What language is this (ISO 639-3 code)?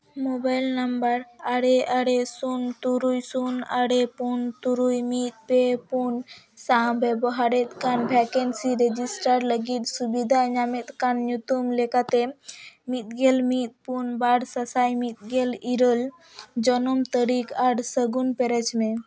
sat